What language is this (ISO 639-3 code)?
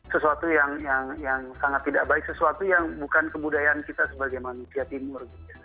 ind